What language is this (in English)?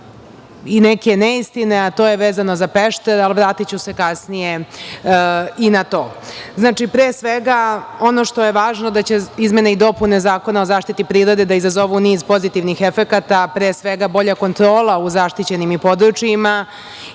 Serbian